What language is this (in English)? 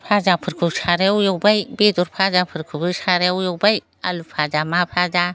Bodo